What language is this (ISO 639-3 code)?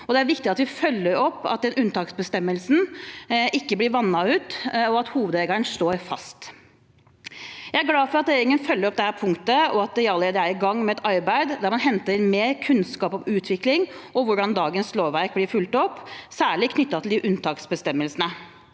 nor